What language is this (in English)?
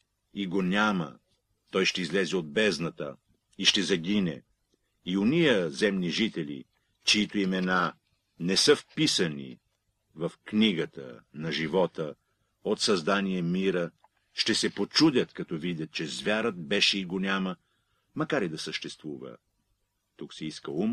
Bulgarian